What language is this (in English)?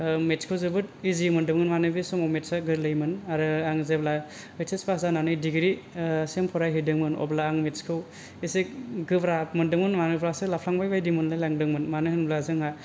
Bodo